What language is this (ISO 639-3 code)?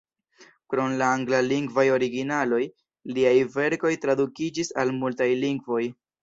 epo